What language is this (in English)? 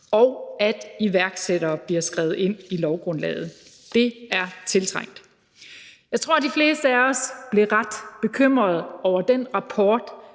Danish